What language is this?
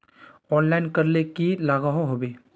Magahi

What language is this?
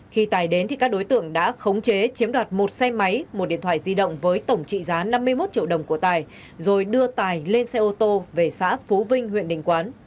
Vietnamese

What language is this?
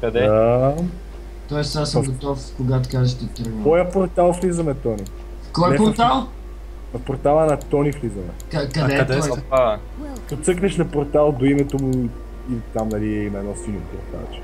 Bulgarian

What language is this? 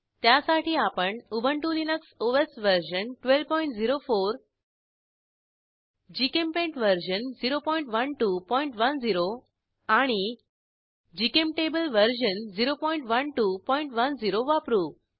Marathi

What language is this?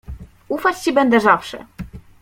Polish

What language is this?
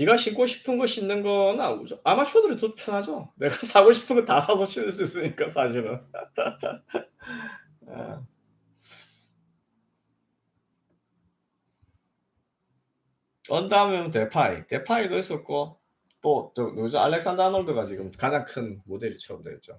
Korean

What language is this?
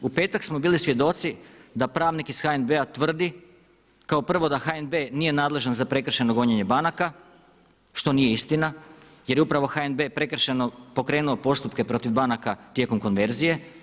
Croatian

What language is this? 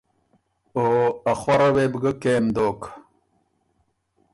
Ormuri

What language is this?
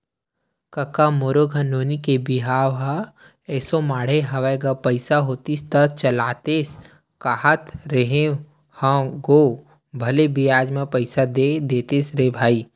Chhattisgarhi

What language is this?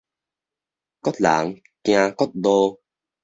Min Nan Chinese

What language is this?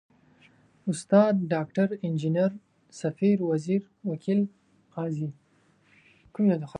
Pashto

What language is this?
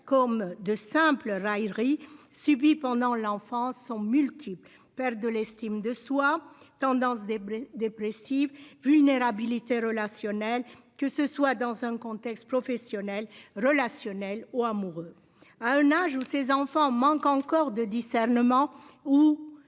French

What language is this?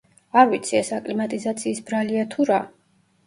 Georgian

